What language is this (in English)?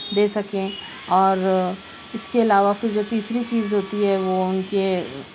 Urdu